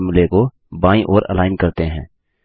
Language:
Hindi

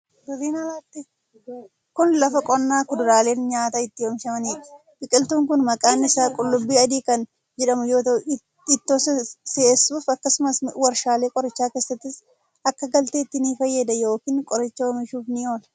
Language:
Oromo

